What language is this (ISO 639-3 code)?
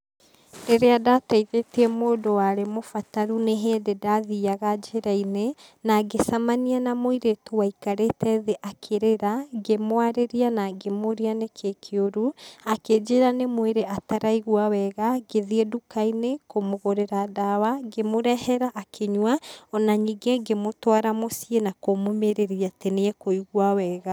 kik